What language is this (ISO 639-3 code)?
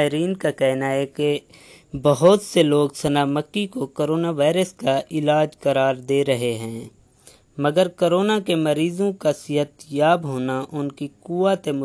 urd